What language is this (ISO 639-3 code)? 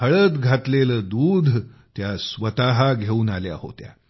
mar